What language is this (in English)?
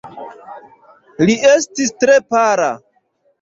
Esperanto